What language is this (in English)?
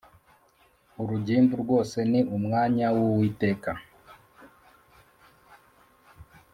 Kinyarwanda